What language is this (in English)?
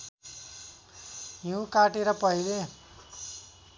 Nepali